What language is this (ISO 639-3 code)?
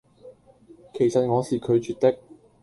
yue